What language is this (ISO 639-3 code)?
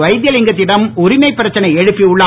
tam